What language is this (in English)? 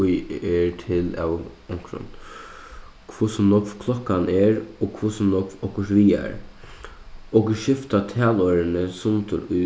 Faroese